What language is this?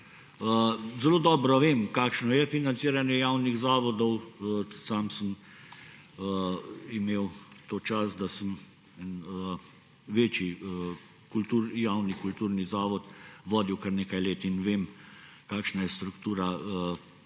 Slovenian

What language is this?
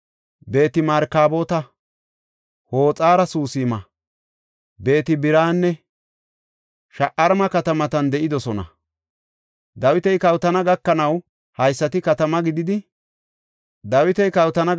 Gofa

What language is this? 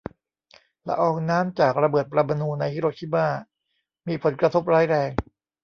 Thai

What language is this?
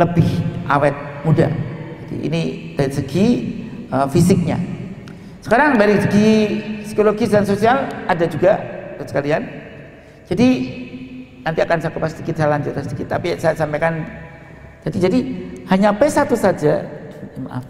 Indonesian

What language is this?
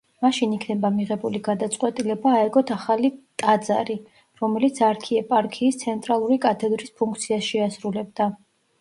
Georgian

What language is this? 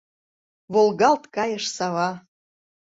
Mari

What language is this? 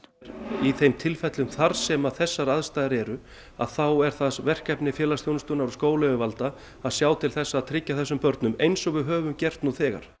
Icelandic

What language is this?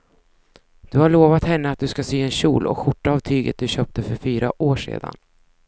Swedish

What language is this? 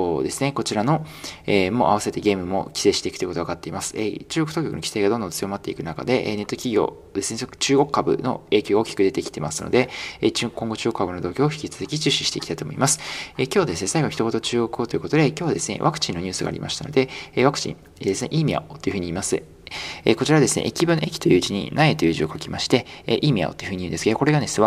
Japanese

